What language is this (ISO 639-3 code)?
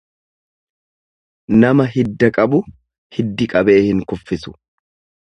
orm